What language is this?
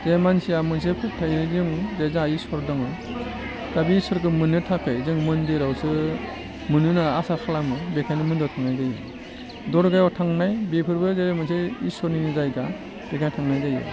Bodo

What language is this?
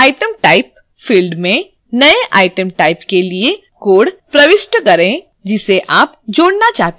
Hindi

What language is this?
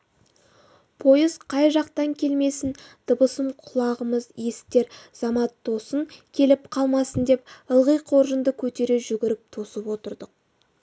Kazakh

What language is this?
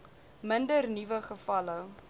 Afrikaans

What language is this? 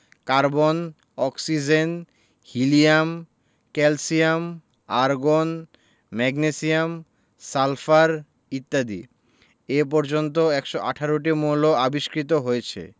Bangla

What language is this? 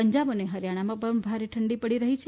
Gujarati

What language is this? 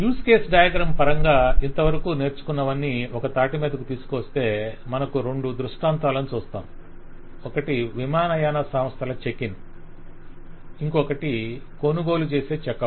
Telugu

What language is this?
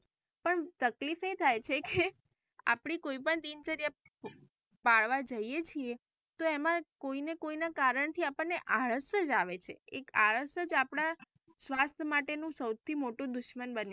Gujarati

